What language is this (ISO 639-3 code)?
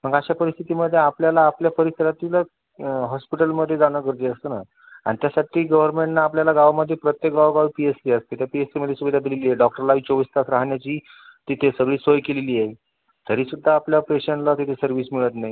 mar